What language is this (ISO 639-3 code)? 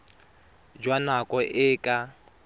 tsn